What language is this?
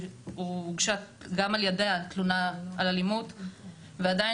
Hebrew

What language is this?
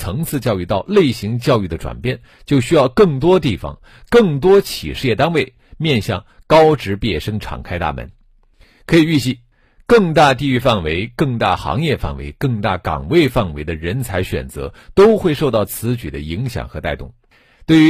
Chinese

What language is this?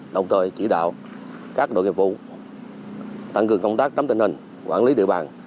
Vietnamese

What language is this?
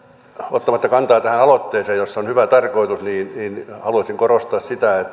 Finnish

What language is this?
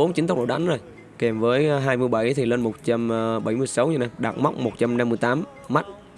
Vietnamese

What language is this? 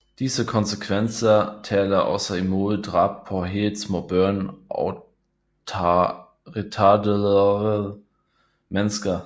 Danish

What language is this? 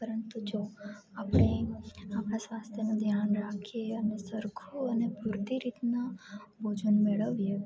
Gujarati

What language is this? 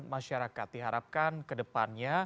Indonesian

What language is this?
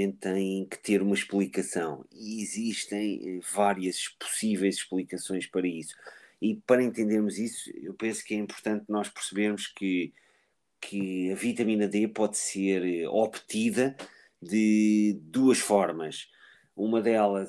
Portuguese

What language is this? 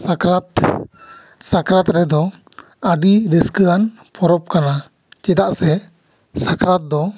Santali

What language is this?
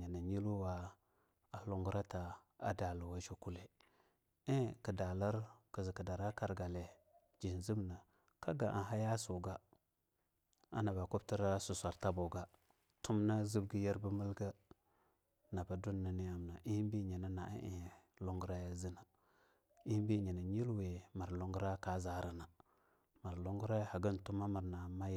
Longuda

